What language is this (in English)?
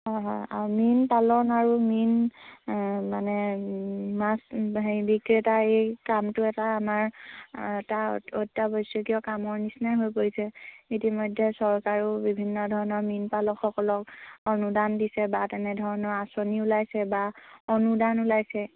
Assamese